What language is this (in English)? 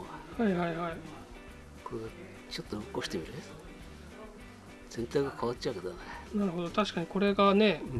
Japanese